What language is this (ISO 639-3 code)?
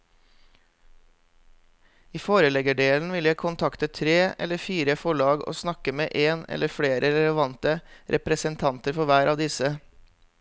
nor